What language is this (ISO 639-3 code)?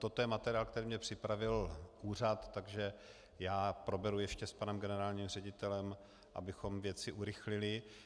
ces